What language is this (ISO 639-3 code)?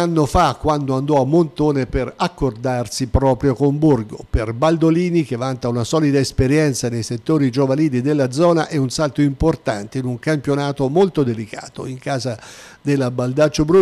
ita